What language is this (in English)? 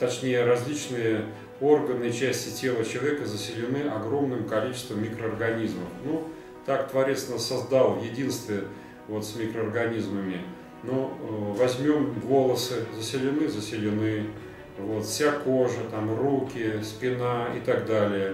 Russian